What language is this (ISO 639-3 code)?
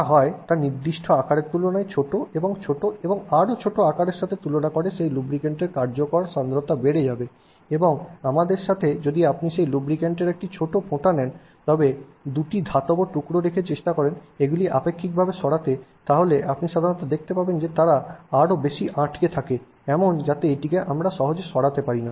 ben